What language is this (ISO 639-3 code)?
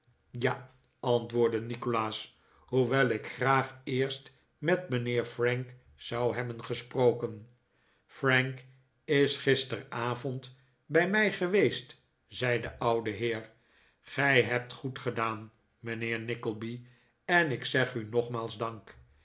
nld